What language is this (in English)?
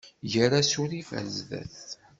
Kabyle